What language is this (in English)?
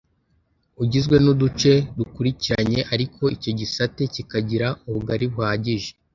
Kinyarwanda